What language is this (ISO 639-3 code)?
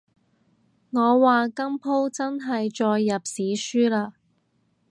yue